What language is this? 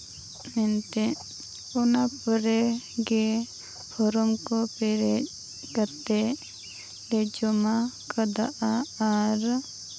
Santali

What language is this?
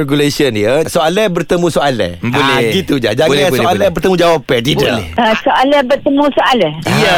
Malay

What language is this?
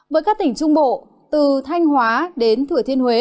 Vietnamese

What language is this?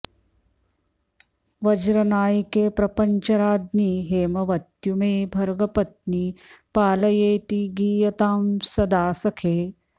Sanskrit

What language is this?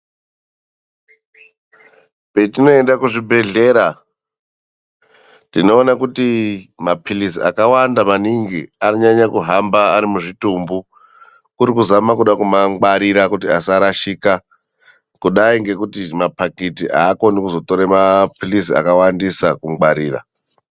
Ndau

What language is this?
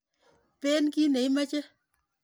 Kalenjin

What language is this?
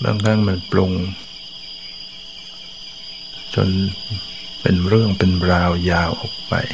Thai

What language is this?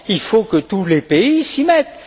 French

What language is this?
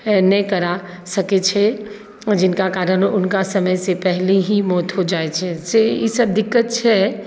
Maithili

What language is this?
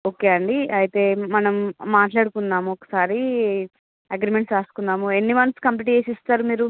Telugu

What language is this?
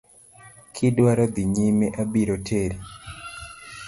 Luo (Kenya and Tanzania)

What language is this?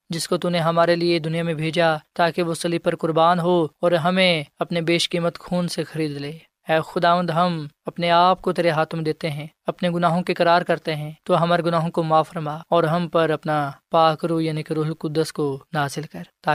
Urdu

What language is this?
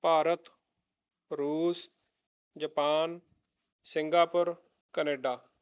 Punjabi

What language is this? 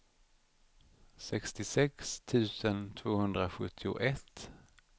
Swedish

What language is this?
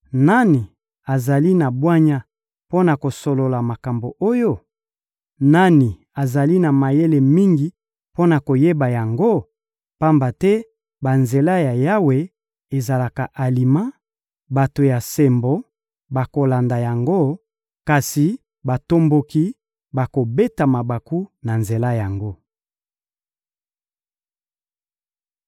Lingala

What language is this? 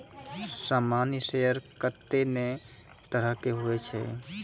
Maithili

